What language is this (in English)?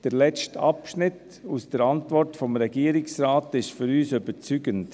Swiss German